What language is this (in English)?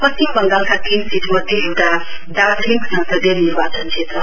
Nepali